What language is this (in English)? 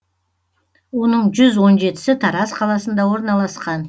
Kazakh